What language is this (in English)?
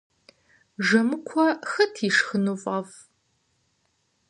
Kabardian